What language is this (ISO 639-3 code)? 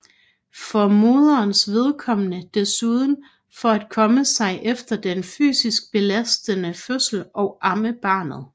dan